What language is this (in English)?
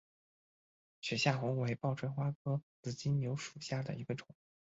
Chinese